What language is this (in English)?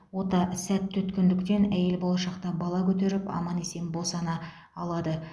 Kazakh